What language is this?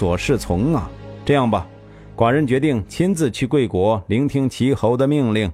Chinese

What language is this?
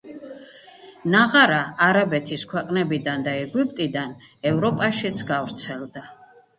Georgian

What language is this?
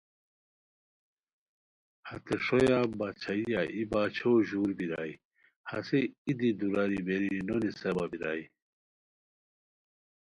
Khowar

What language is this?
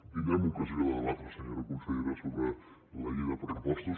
Catalan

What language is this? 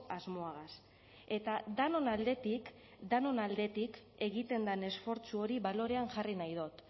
Basque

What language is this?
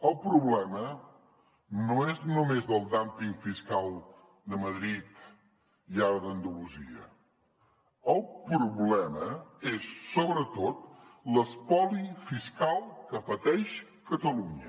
Catalan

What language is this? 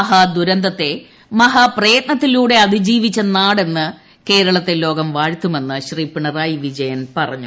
Malayalam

